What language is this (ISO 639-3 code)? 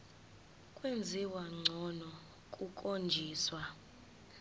zul